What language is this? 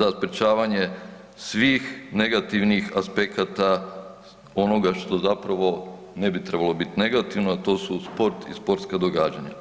Croatian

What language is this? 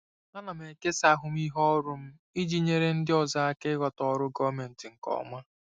Igbo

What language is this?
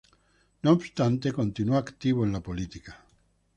Spanish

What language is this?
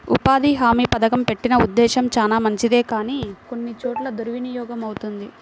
Telugu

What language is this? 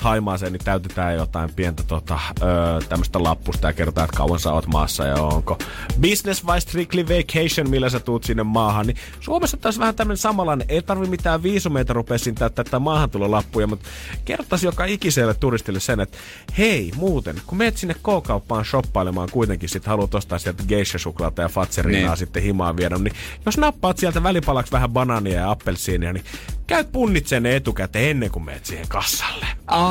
Finnish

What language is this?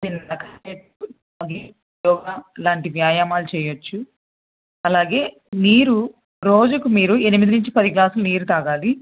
Telugu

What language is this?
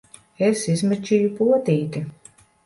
Latvian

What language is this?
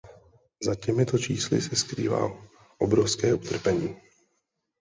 Czech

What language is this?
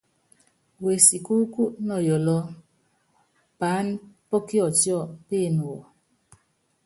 Yangben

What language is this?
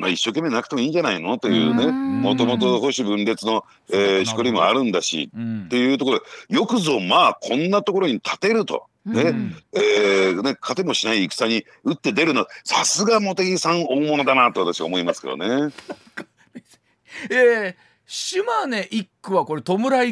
Japanese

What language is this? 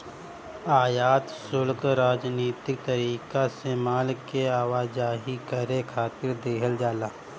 Bhojpuri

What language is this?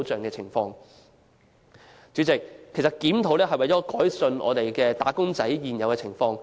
Cantonese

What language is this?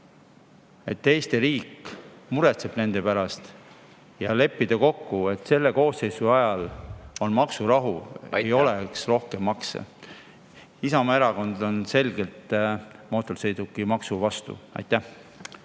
Estonian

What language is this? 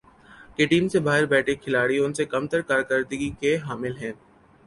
Urdu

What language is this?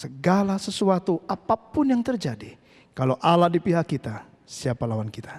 Indonesian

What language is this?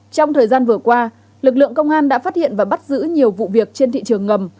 Vietnamese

